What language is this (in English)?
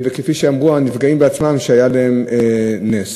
Hebrew